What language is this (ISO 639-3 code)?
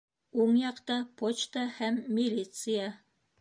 bak